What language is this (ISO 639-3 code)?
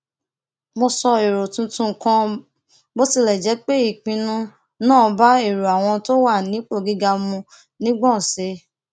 yor